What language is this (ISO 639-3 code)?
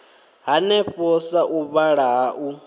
ven